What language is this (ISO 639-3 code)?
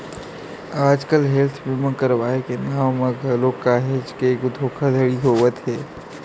hne